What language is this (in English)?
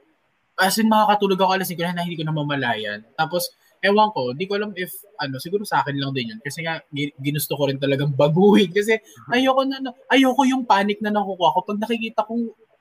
Filipino